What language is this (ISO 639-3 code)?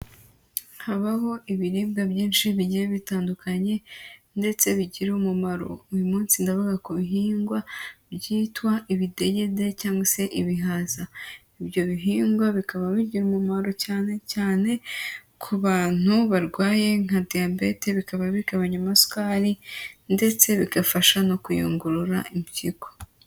kin